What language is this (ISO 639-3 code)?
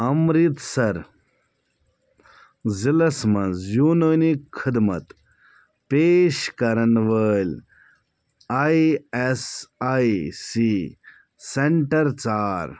kas